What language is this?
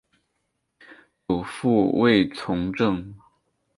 Chinese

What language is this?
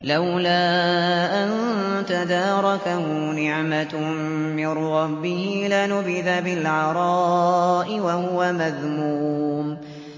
Arabic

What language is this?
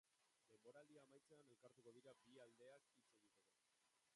Basque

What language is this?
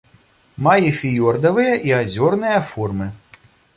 Belarusian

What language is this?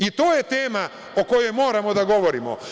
Serbian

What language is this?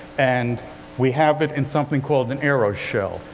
English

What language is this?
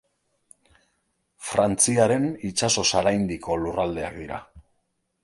Basque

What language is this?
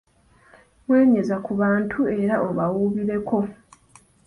Ganda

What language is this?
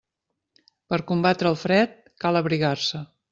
Catalan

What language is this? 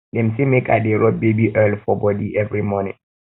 Nigerian Pidgin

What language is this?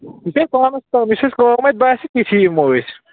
Kashmiri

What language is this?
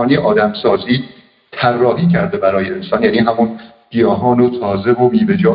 Persian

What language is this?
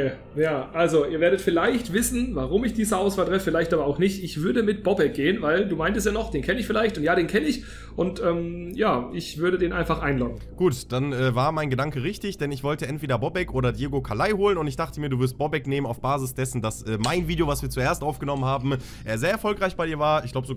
German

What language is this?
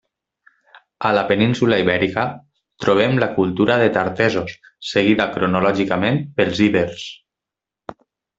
Catalan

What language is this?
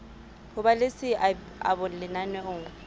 Southern Sotho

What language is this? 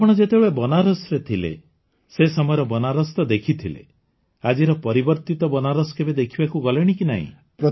Odia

